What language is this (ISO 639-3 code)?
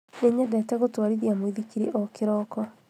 kik